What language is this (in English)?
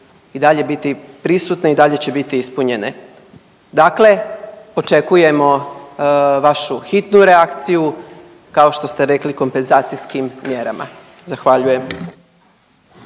Croatian